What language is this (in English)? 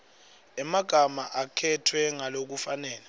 Swati